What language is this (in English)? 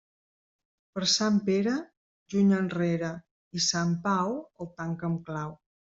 Catalan